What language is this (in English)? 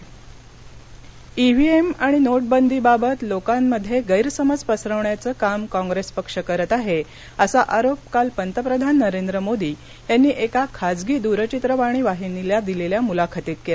Marathi